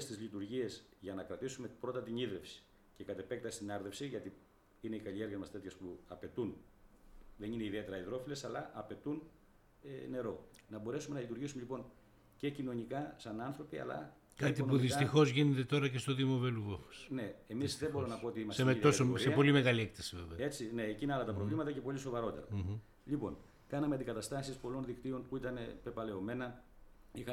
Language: Greek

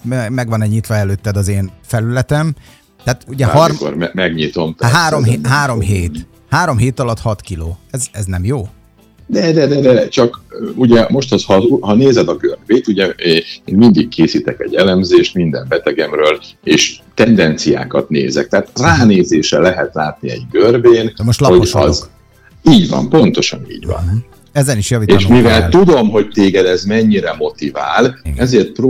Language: Hungarian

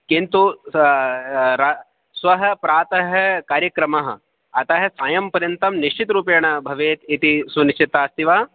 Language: Sanskrit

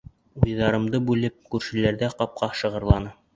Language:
Bashkir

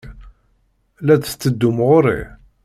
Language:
Kabyle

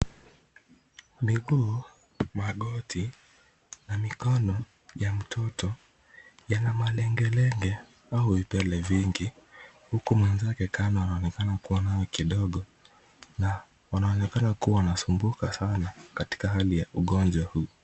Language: Swahili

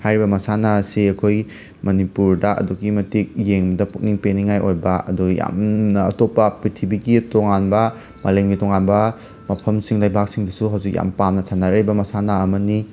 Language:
Manipuri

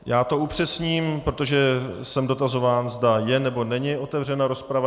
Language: Czech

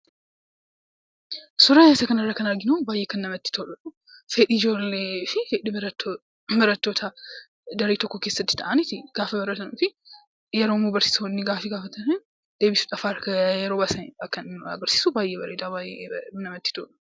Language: Oromo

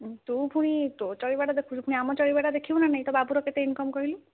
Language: Odia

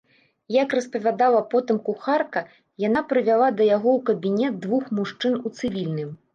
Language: Belarusian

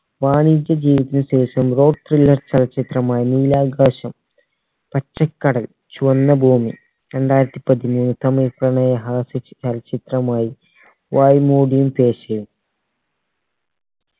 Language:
Malayalam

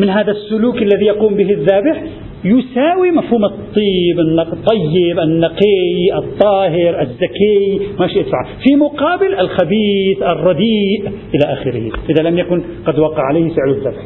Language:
Arabic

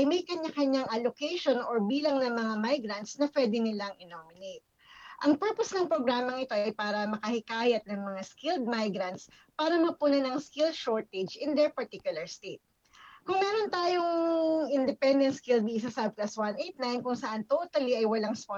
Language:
Filipino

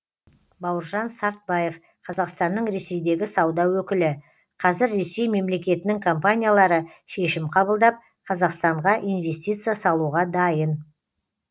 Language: Kazakh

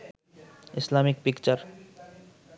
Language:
Bangla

